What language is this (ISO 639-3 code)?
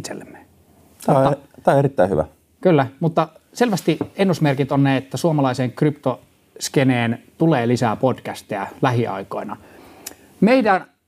fin